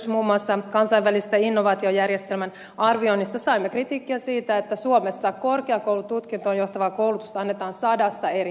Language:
Finnish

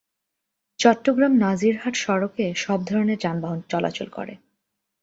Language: Bangla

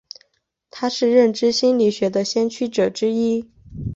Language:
Chinese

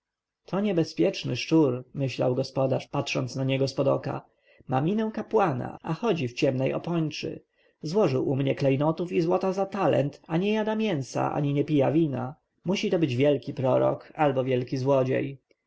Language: Polish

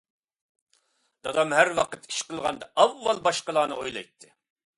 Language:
Uyghur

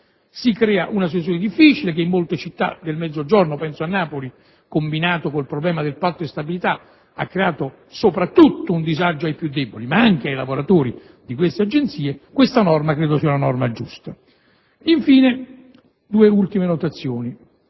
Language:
Italian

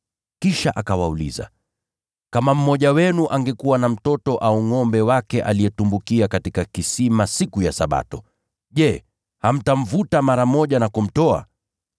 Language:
Swahili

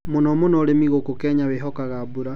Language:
Kikuyu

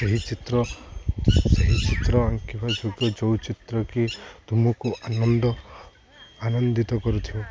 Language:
Odia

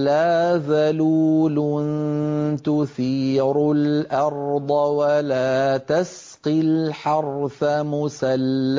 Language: Arabic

